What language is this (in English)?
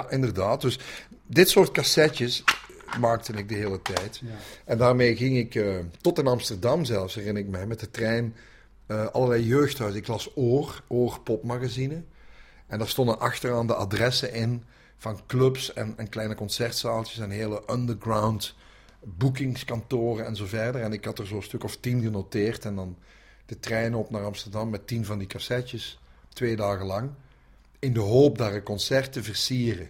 Dutch